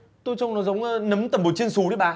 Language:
Vietnamese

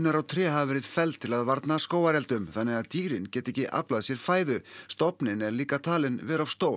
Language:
Icelandic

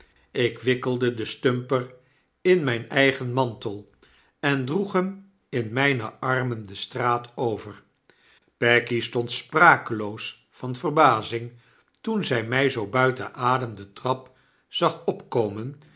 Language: Dutch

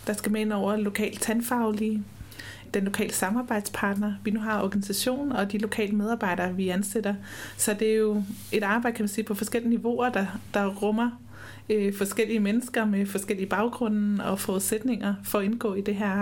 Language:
Danish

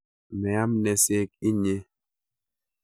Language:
Kalenjin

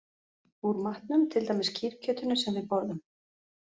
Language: Icelandic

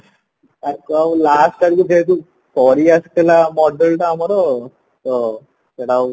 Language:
Odia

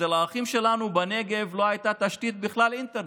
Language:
Hebrew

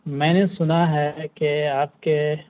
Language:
Urdu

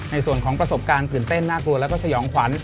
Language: Thai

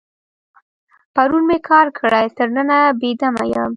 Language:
Pashto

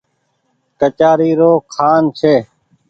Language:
Goaria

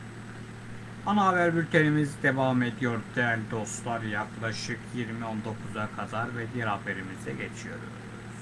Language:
Turkish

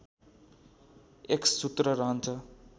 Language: Nepali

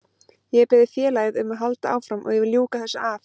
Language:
Icelandic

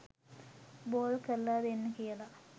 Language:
Sinhala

